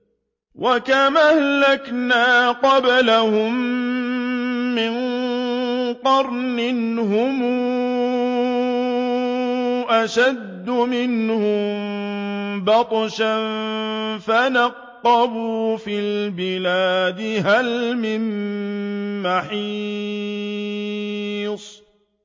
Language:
Arabic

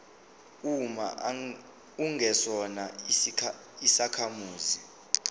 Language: Zulu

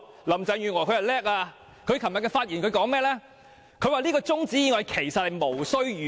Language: Cantonese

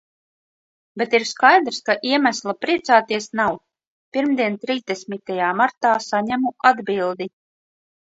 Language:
Latvian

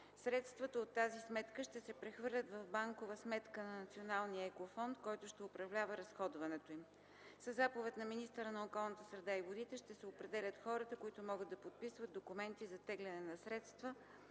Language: Bulgarian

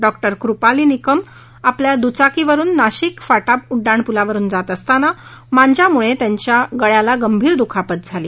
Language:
Marathi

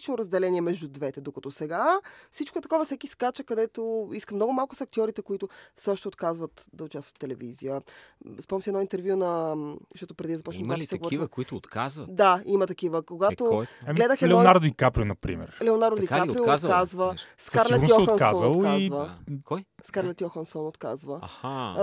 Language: Bulgarian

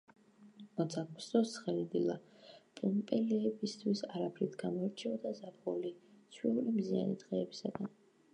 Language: Georgian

